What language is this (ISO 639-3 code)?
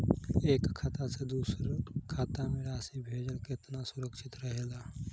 bho